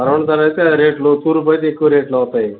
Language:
Telugu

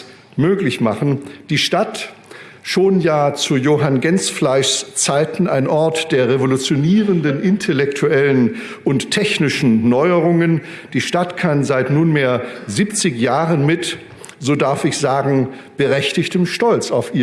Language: German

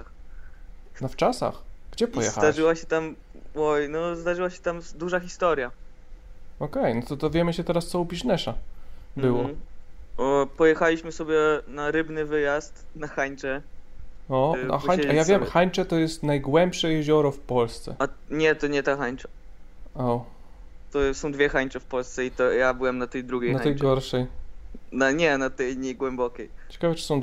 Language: Polish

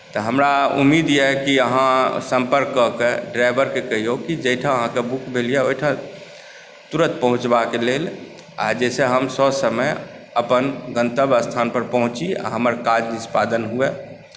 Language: Maithili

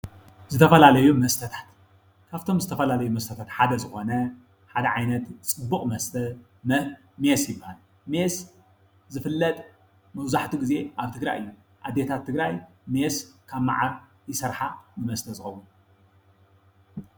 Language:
Tigrinya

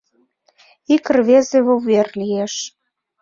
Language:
Mari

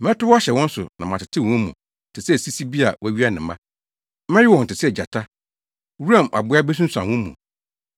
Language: Akan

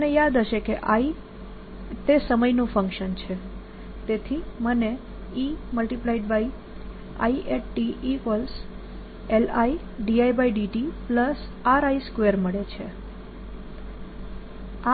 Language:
Gujarati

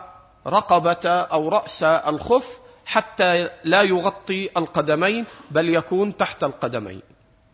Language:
Arabic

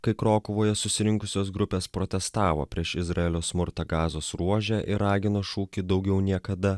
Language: Lithuanian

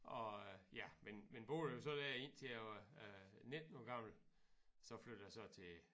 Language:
Danish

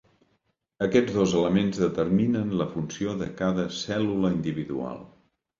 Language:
Catalan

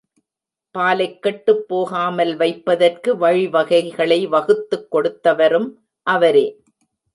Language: Tamil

